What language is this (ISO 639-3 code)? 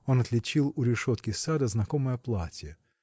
rus